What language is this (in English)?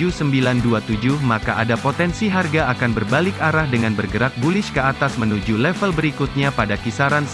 Indonesian